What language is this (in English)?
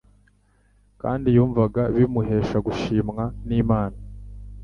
Kinyarwanda